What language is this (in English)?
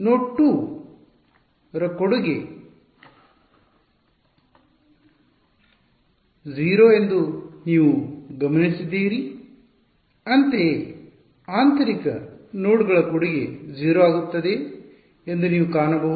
Kannada